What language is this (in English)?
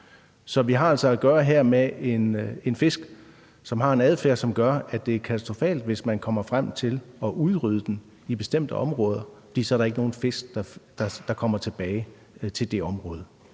Danish